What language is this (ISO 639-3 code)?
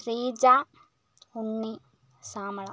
mal